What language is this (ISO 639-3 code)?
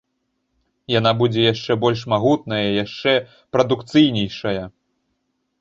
bel